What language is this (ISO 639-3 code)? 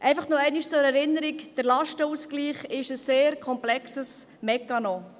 gsw